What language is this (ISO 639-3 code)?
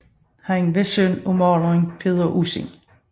dan